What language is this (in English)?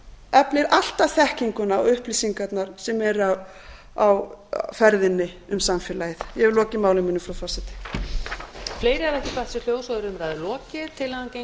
Icelandic